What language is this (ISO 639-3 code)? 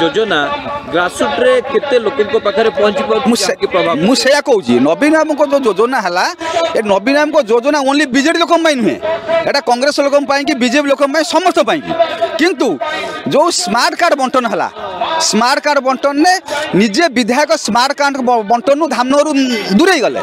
hin